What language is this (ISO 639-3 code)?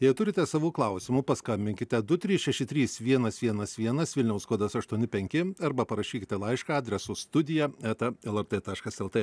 lit